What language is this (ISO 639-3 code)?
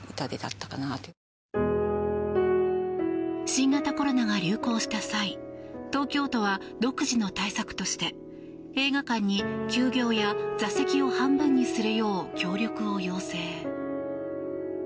jpn